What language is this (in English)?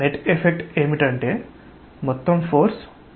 Telugu